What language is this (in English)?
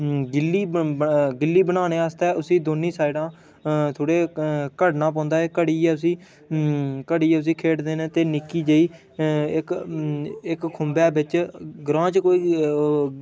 Dogri